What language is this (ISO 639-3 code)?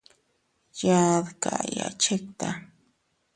cut